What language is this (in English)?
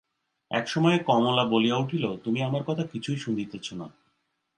Bangla